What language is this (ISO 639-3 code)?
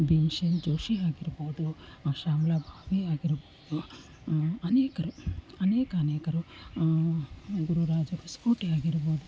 kan